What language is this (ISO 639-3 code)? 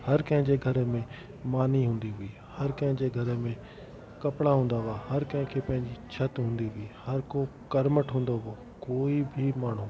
snd